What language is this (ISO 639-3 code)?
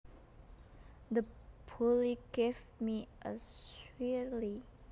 jav